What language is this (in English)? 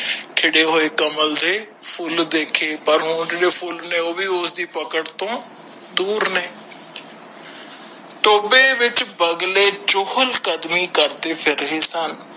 Punjabi